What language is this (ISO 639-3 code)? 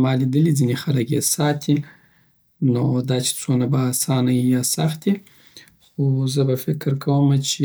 pbt